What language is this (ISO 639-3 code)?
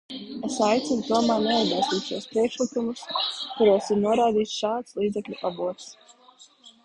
lav